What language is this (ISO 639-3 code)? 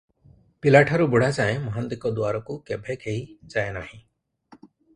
ori